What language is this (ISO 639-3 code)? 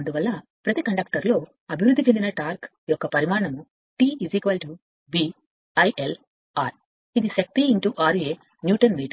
tel